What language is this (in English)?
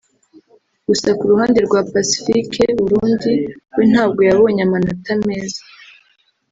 Kinyarwanda